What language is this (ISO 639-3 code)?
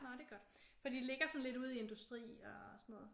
dan